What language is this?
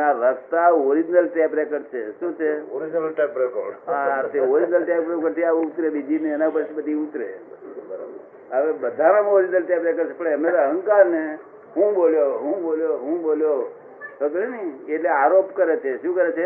Gujarati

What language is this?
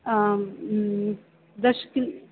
Sanskrit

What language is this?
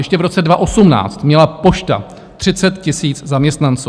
Czech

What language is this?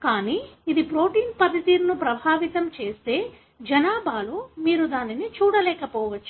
Telugu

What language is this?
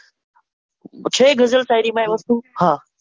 Gujarati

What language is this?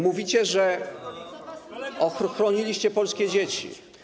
Polish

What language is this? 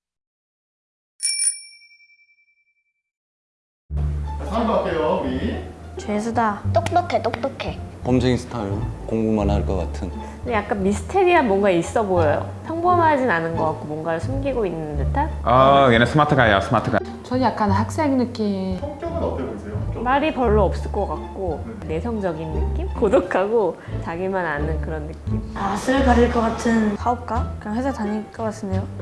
Korean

